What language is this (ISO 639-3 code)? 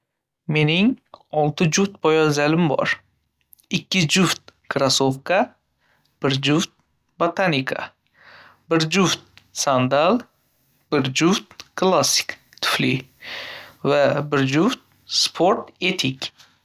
uzb